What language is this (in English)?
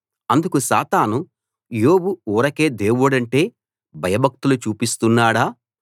Telugu